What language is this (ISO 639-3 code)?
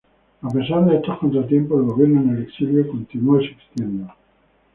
spa